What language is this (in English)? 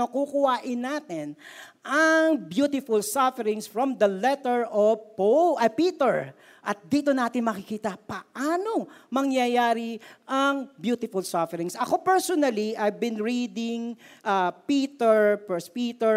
Filipino